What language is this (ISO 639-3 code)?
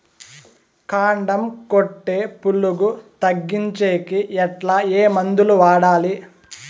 tel